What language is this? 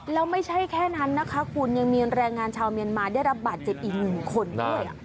Thai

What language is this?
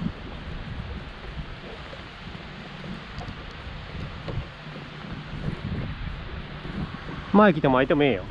Japanese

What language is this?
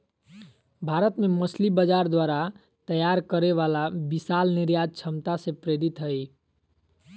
Magahi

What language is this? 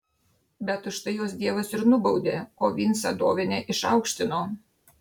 Lithuanian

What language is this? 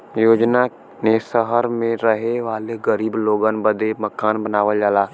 Bhojpuri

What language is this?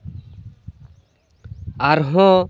Santali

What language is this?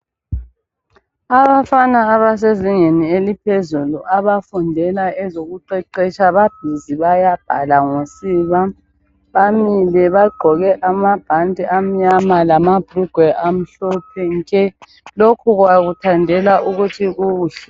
North Ndebele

